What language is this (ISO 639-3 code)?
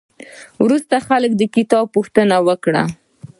pus